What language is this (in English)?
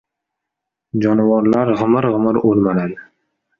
Uzbek